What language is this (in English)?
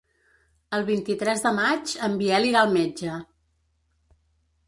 Catalan